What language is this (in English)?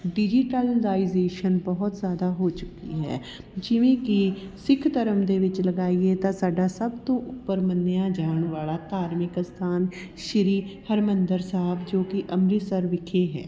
Punjabi